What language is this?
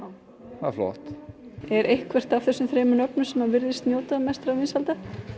Icelandic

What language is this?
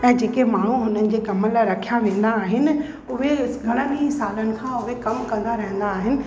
Sindhi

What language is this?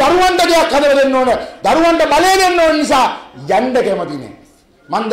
Hindi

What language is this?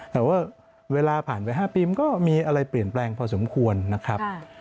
Thai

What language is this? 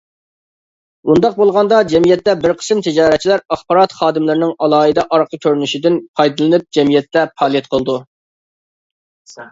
Uyghur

